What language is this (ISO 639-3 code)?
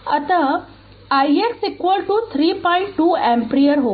hin